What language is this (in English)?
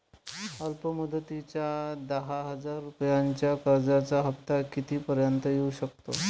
Marathi